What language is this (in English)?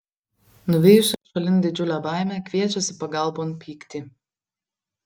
Lithuanian